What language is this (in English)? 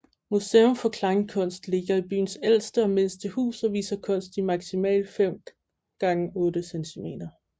Danish